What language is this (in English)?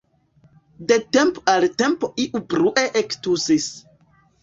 Esperanto